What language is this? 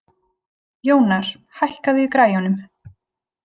Icelandic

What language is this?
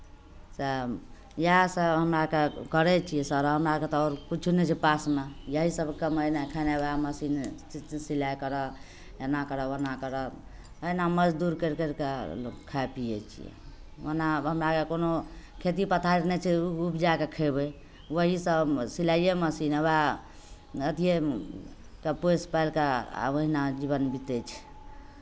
Maithili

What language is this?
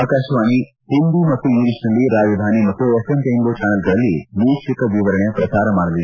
Kannada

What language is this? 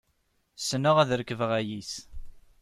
Kabyle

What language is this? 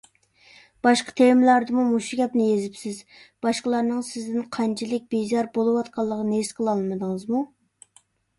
Uyghur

